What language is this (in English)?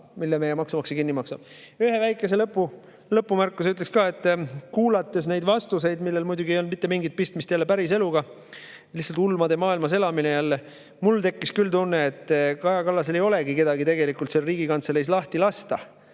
Estonian